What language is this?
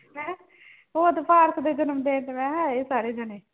Punjabi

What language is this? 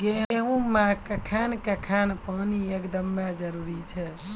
Maithili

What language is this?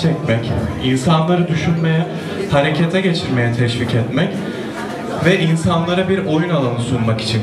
Turkish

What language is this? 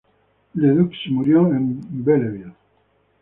Spanish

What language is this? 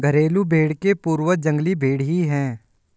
Hindi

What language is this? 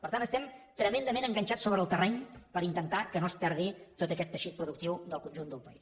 Catalan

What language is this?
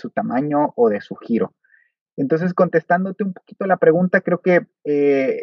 Spanish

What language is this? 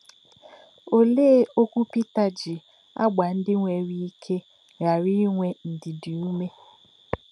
Igbo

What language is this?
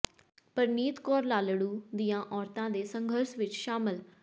Punjabi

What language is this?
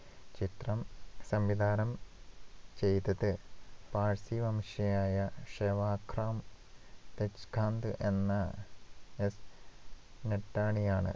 Malayalam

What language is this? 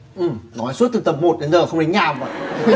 Vietnamese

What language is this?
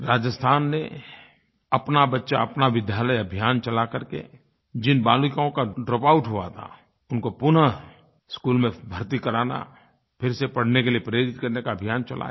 Hindi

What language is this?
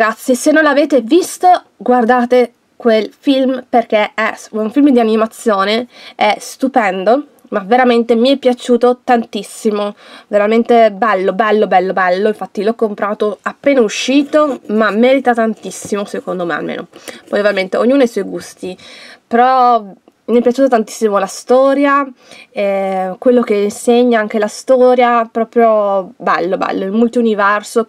Italian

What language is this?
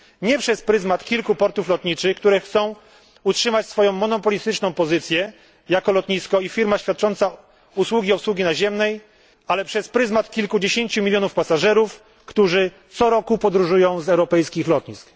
Polish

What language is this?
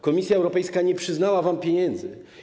Polish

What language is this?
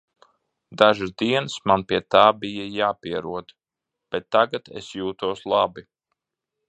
Latvian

